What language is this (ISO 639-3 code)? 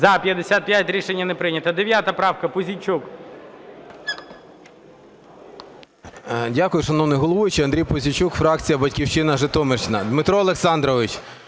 ukr